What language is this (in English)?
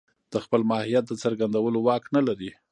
Pashto